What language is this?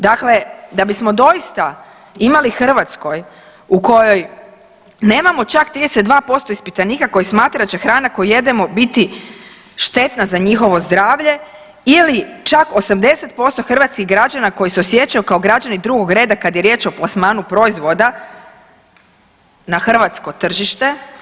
Croatian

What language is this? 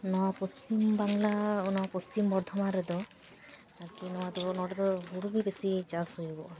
Santali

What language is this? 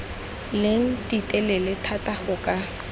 Tswana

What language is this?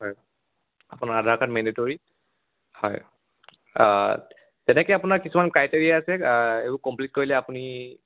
Assamese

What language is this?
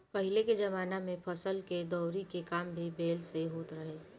Bhojpuri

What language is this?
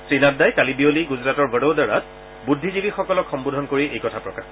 Assamese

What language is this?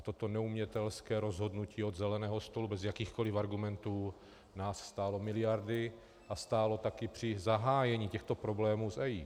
Czech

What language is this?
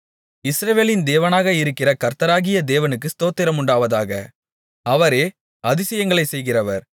Tamil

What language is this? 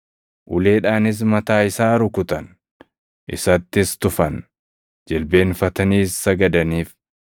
Oromo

